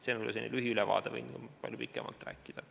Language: Estonian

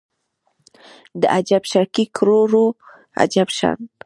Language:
Pashto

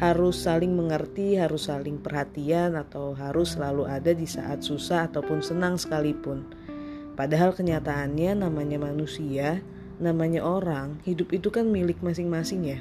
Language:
Indonesian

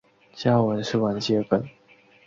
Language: Chinese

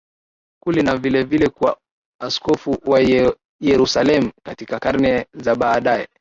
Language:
Swahili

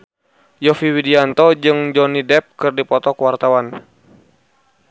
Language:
Sundanese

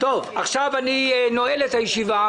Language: Hebrew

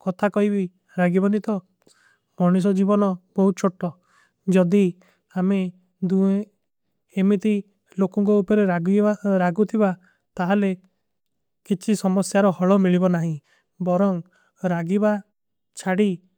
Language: Kui (India)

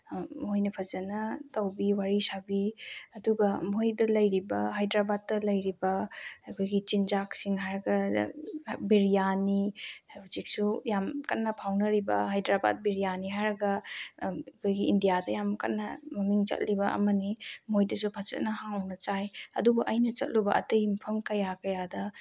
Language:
Manipuri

